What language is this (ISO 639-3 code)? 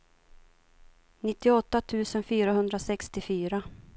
swe